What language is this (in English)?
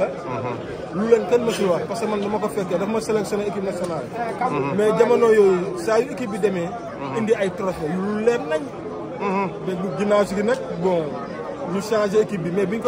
Arabic